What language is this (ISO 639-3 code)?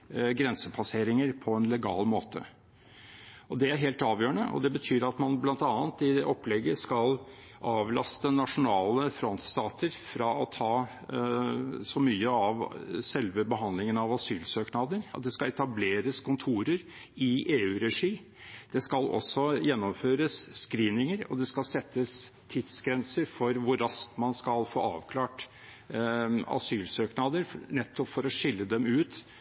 nob